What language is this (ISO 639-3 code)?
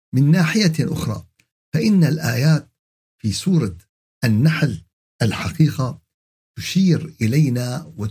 ara